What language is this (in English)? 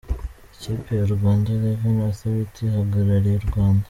Kinyarwanda